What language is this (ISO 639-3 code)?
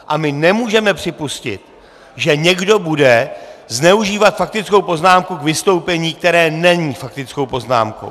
ces